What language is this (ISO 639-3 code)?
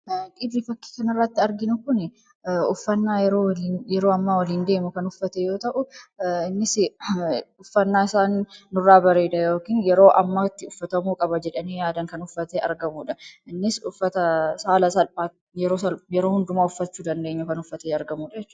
orm